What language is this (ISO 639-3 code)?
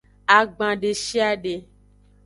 ajg